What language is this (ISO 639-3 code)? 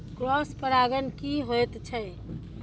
mai